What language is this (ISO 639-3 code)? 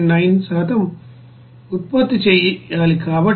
tel